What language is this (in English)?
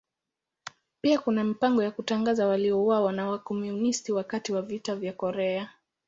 Swahili